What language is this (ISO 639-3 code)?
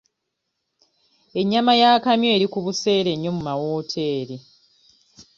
lug